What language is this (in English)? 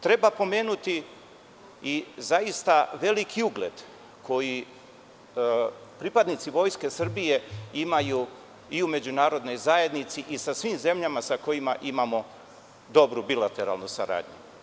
Serbian